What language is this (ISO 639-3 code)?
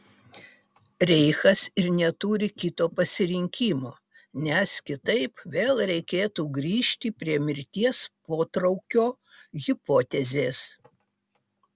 lit